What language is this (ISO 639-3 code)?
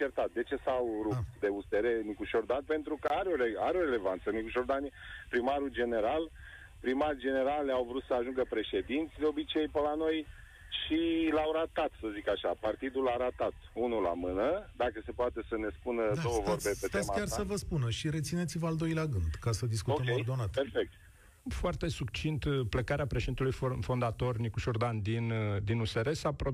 ron